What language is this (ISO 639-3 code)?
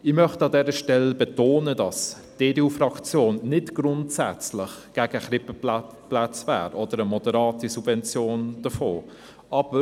gsw